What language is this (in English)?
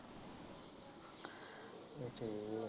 Punjabi